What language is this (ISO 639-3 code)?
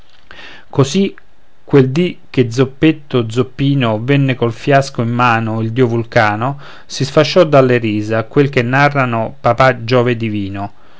ita